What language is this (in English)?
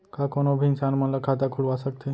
Chhattisgarhi